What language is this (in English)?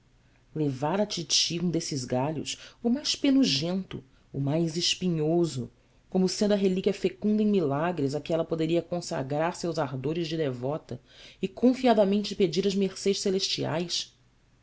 Portuguese